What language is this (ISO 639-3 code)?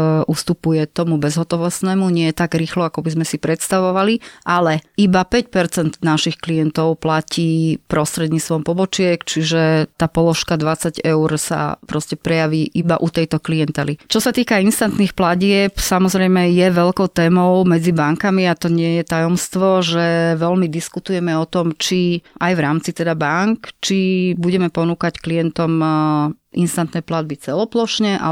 slk